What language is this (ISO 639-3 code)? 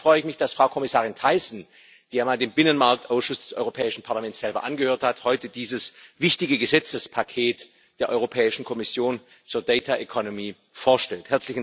deu